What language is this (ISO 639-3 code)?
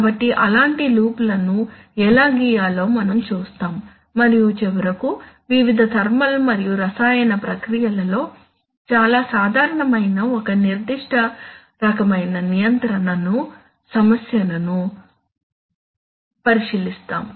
tel